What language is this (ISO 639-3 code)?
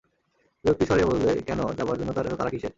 ben